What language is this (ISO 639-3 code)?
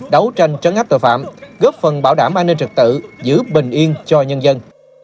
vie